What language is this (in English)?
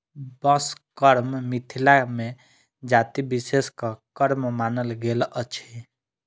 Maithili